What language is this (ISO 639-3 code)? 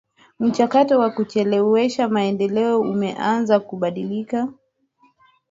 swa